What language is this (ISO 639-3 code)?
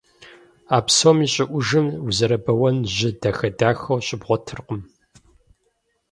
kbd